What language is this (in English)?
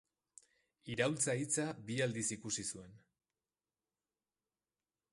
Basque